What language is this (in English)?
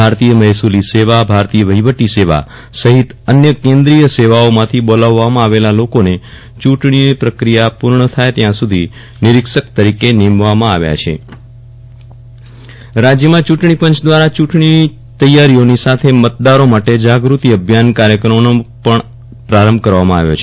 Gujarati